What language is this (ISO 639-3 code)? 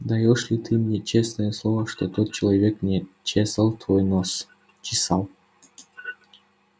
rus